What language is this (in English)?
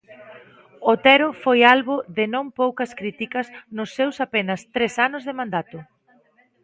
Galician